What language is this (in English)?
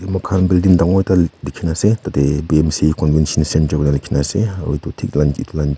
Naga Pidgin